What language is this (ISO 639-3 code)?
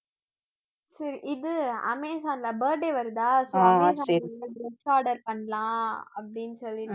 tam